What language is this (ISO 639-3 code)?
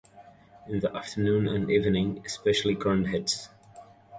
eng